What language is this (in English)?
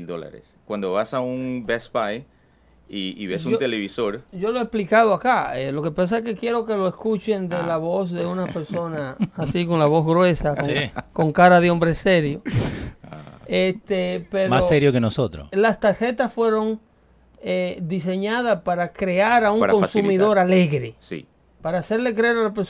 Spanish